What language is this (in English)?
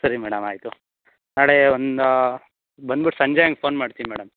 Kannada